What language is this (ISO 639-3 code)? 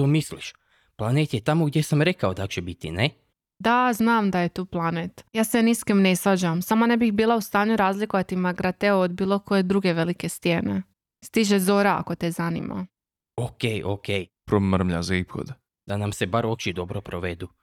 hrv